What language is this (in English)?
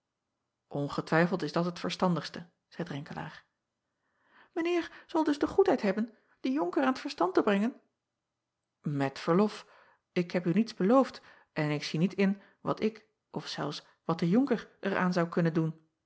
Dutch